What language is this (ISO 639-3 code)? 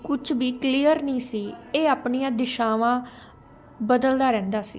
pan